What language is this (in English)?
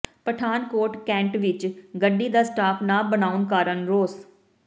Punjabi